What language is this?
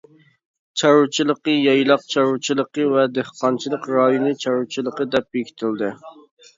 Uyghur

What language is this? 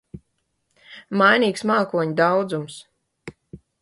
Latvian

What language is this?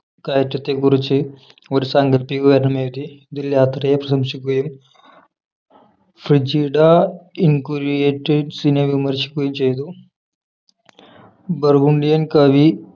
Malayalam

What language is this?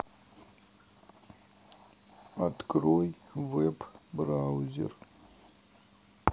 Russian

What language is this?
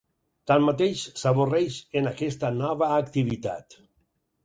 Catalan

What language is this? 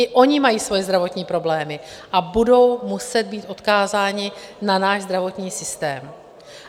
Czech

